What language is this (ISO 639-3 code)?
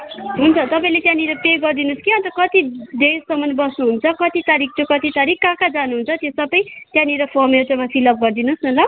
nep